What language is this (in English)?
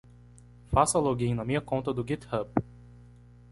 Portuguese